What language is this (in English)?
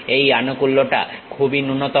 Bangla